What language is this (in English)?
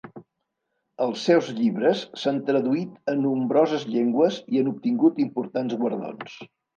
Catalan